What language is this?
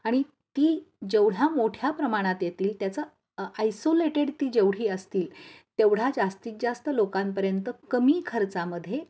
Marathi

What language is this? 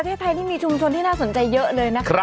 Thai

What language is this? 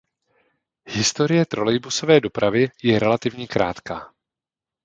Czech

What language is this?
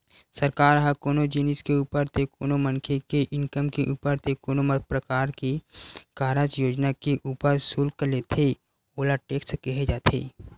Chhattisgarhi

